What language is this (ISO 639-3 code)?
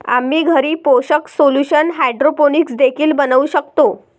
mar